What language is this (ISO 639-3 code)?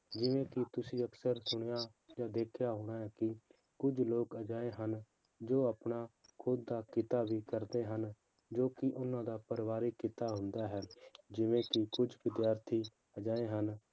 pan